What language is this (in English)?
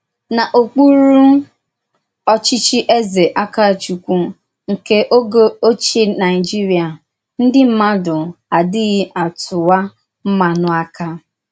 Igbo